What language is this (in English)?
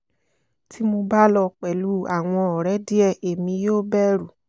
Yoruba